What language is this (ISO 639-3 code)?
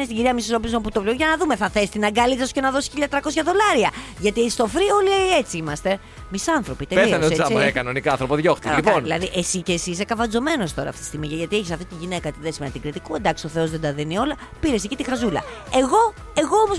ell